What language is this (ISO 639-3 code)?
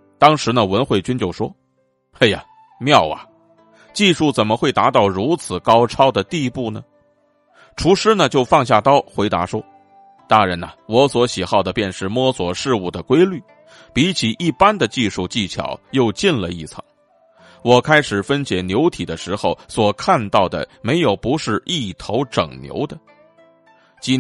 zho